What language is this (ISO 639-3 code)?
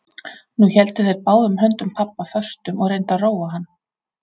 isl